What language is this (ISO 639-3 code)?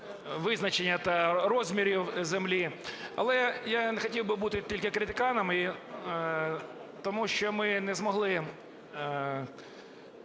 ukr